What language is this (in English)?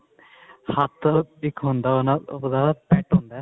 Punjabi